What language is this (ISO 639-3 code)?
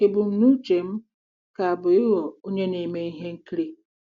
ibo